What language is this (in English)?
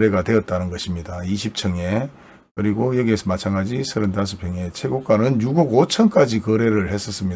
Korean